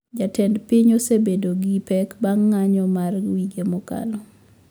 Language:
Luo (Kenya and Tanzania)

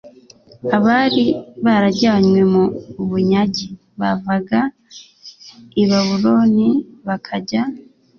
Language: Kinyarwanda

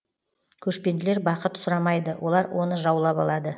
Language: Kazakh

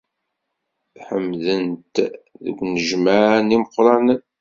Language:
Kabyle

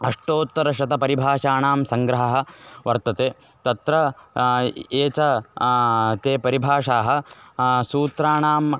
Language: Sanskrit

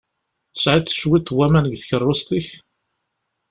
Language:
Kabyle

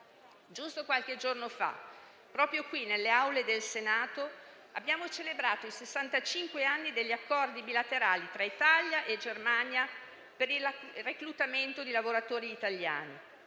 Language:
Italian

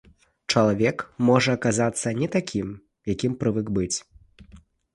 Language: Belarusian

